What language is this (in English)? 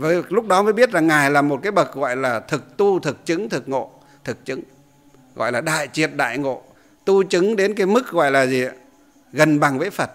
Vietnamese